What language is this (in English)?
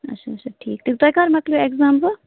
Kashmiri